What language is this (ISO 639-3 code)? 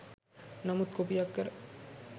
sin